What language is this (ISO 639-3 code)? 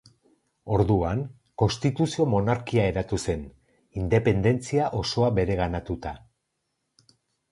eus